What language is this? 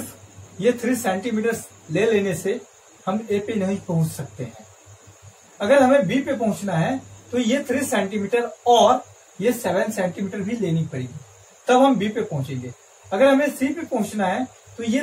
Hindi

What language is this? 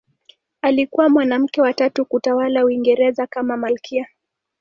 Swahili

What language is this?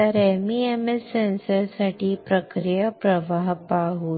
Marathi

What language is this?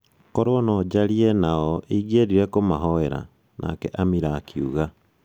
Kikuyu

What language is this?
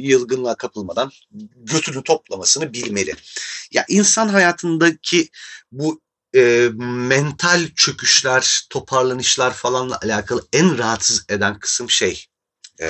Turkish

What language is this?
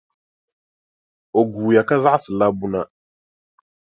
Dagbani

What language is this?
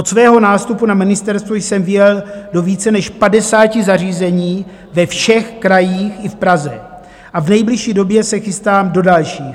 Czech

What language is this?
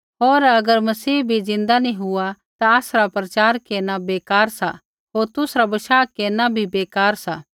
Kullu Pahari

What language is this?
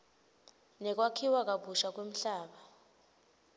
Swati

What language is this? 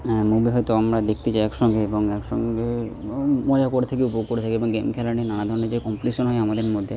Bangla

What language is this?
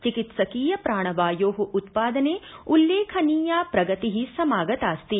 Sanskrit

